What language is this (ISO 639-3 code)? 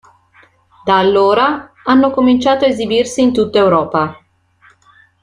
ita